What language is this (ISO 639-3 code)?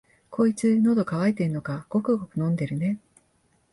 jpn